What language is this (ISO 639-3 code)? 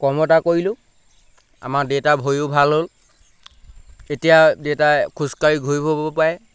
asm